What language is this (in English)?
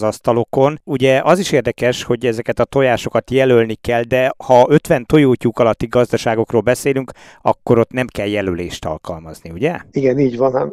Hungarian